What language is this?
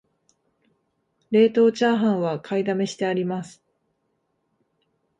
Japanese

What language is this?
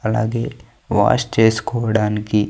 Telugu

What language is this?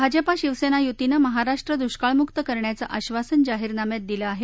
Marathi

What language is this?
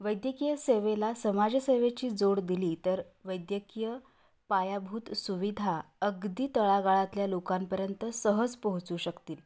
Marathi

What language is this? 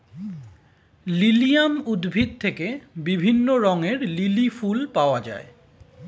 Bangla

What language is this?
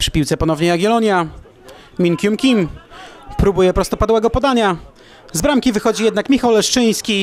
Polish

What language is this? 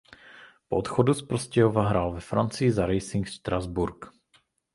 Czech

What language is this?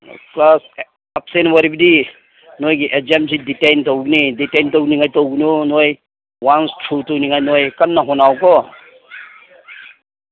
Manipuri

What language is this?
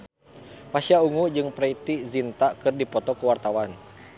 Sundanese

